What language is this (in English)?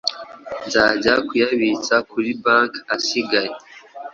Kinyarwanda